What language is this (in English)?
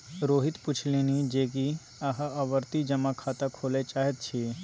Maithili